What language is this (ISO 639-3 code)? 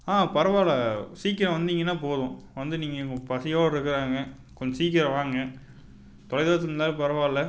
tam